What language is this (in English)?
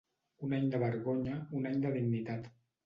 Catalan